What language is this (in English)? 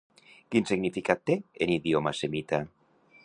Catalan